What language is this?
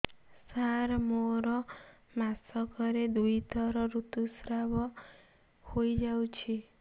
Odia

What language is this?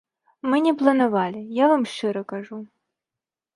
Belarusian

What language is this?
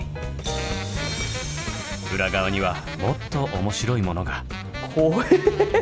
Japanese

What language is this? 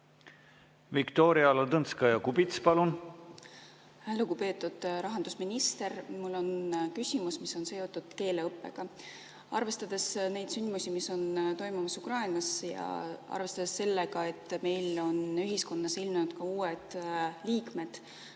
Estonian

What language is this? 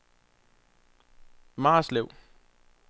Danish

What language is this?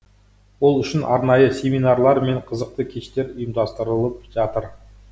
Kazakh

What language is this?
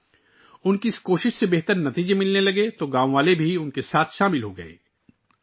Urdu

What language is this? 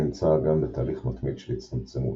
Hebrew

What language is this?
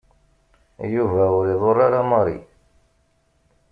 Kabyle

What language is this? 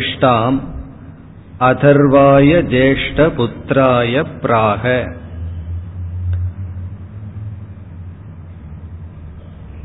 Tamil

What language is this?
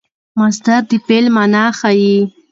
Pashto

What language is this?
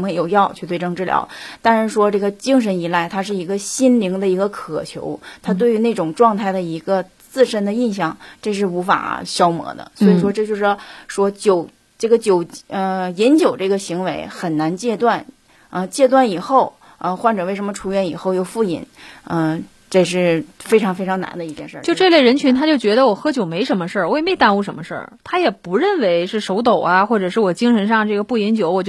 Chinese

